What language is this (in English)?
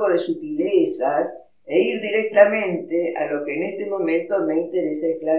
Spanish